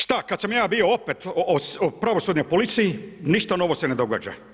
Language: Croatian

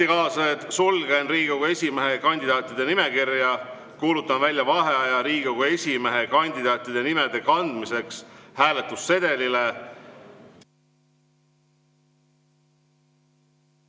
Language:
Estonian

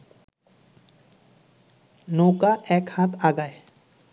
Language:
Bangla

